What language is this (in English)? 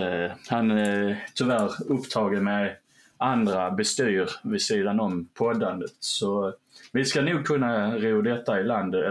Swedish